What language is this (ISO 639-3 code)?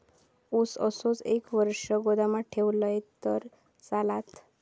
mar